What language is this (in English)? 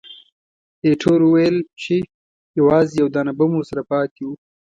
Pashto